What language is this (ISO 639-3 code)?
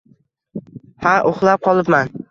uzb